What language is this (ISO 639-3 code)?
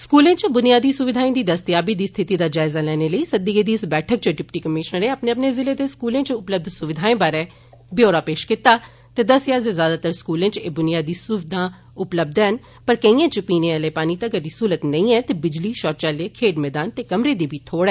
doi